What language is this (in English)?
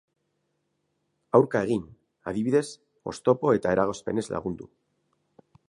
Basque